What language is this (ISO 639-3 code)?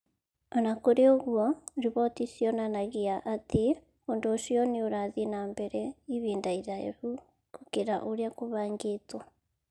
kik